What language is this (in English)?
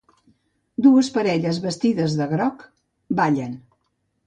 Catalan